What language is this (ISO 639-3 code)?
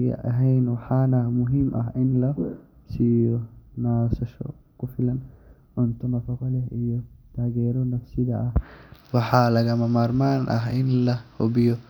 som